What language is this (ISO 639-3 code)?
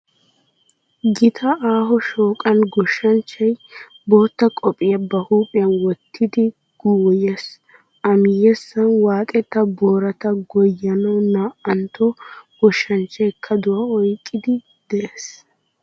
wal